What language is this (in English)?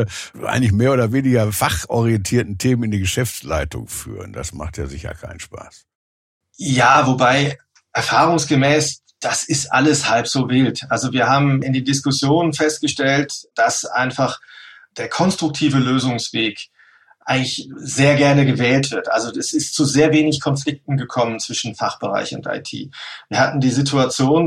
German